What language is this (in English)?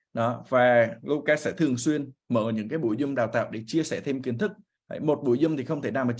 Vietnamese